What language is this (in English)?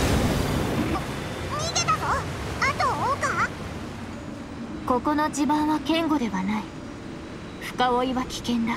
Japanese